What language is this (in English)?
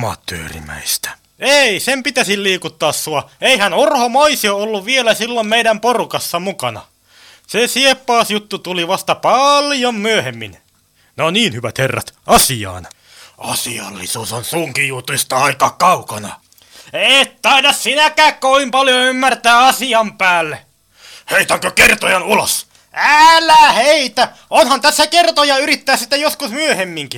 Finnish